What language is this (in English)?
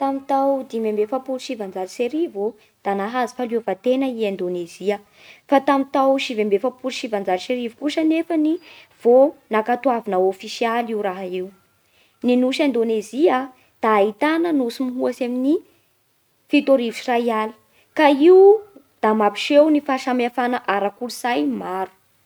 Bara Malagasy